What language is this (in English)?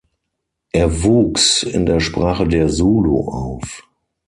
German